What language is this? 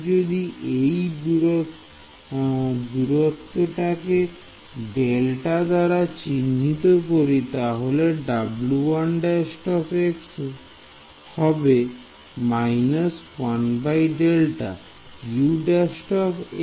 Bangla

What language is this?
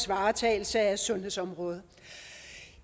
Danish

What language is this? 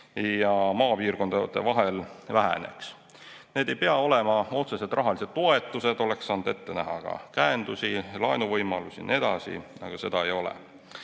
Estonian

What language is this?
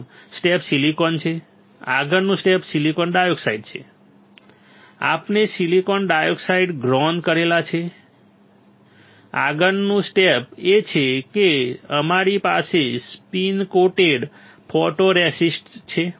Gujarati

